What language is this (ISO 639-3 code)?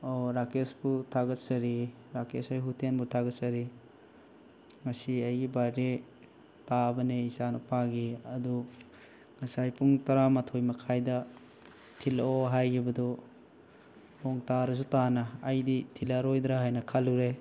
mni